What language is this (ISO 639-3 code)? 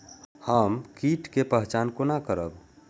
mai